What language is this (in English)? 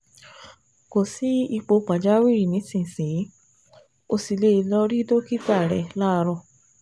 Yoruba